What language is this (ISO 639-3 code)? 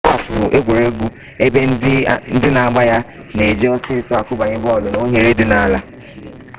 ibo